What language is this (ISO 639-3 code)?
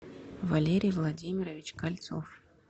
rus